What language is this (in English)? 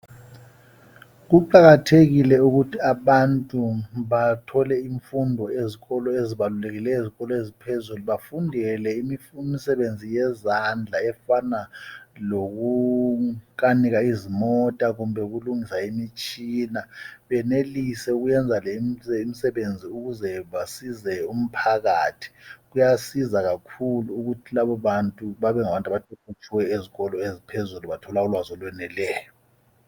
North Ndebele